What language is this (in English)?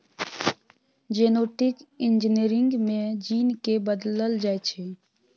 Maithili